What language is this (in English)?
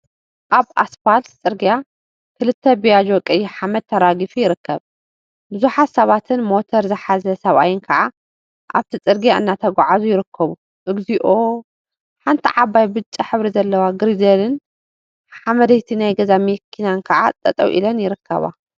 Tigrinya